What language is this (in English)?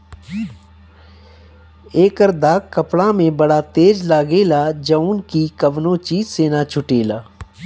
Bhojpuri